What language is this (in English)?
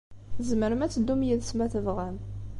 Kabyle